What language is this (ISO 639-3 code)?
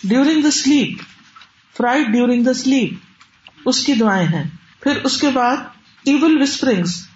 urd